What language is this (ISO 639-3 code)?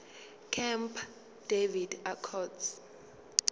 zul